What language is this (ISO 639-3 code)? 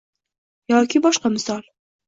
uzb